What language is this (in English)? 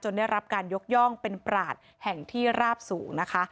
Thai